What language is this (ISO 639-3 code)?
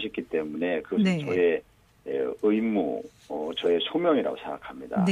kor